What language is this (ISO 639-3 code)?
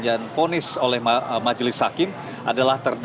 ind